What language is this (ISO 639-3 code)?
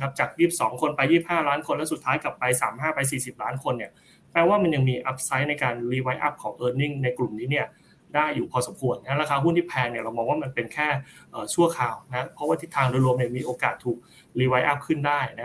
tha